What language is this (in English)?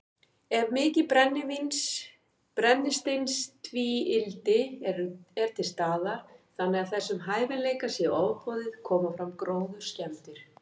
Icelandic